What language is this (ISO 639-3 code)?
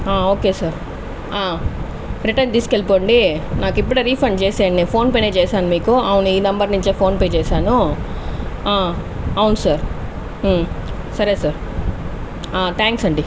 tel